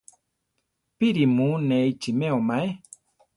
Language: Central Tarahumara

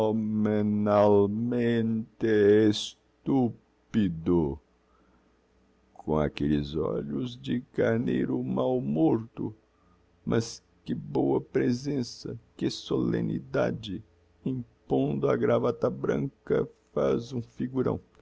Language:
Portuguese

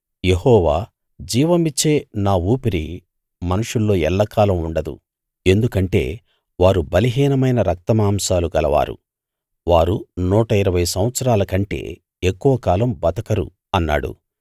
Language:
Telugu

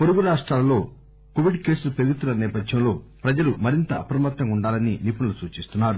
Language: Telugu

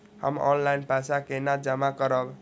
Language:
Maithili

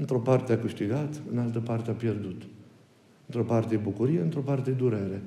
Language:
Romanian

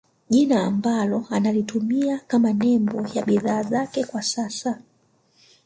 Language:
Swahili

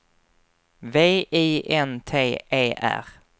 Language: Swedish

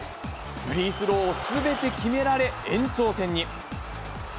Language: Japanese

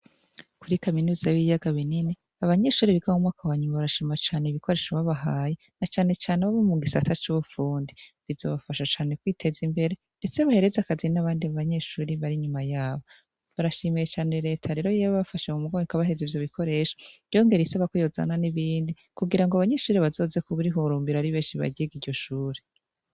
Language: Rundi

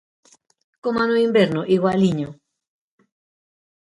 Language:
Galician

